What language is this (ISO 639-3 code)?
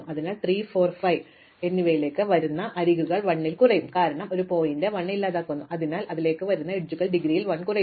mal